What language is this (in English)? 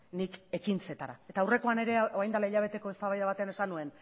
Basque